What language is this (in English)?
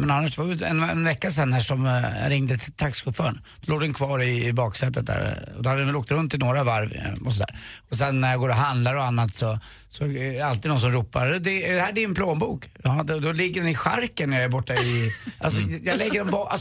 Swedish